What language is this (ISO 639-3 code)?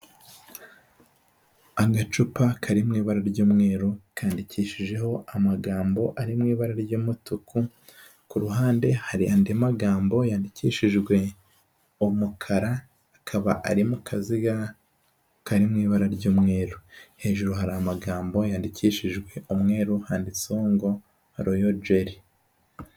kin